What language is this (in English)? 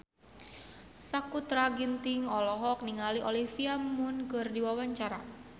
Sundanese